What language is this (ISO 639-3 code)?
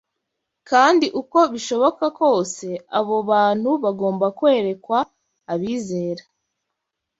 kin